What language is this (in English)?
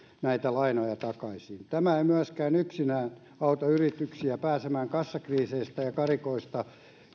Finnish